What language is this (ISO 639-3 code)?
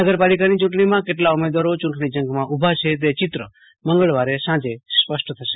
guj